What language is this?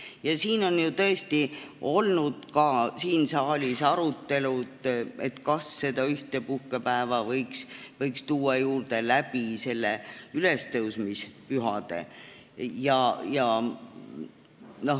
Estonian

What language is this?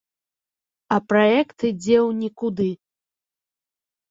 Belarusian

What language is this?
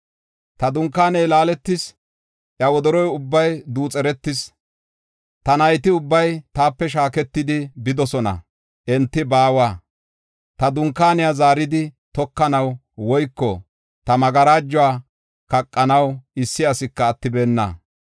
Gofa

